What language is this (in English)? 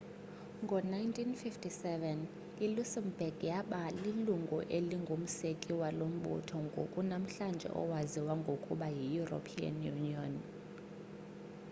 Xhosa